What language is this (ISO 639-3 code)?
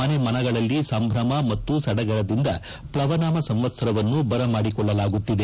kan